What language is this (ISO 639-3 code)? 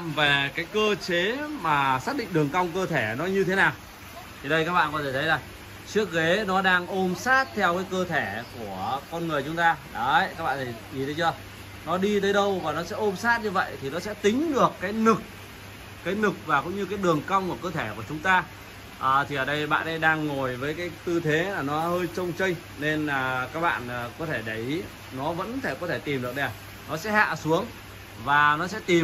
vie